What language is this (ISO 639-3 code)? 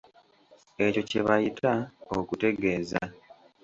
lug